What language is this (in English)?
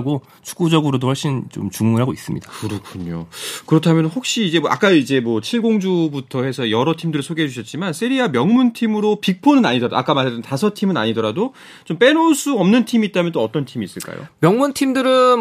Korean